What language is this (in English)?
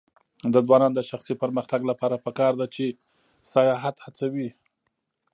Pashto